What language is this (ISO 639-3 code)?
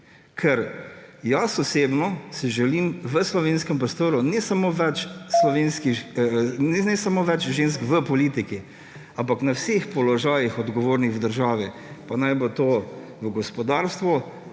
slv